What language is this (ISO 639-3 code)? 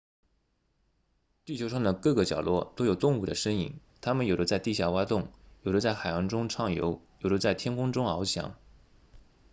zho